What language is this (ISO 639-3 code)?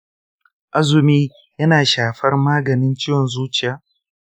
hau